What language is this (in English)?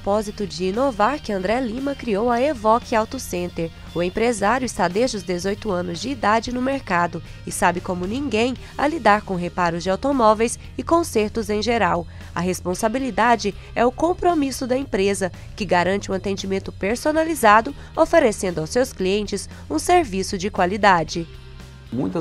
Portuguese